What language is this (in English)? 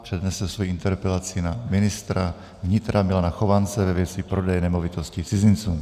Czech